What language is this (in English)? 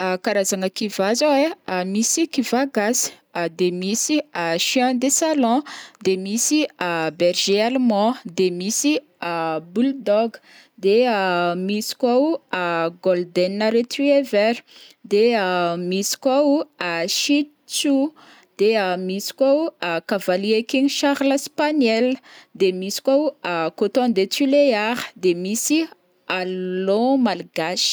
Northern Betsimisaraka Malagasy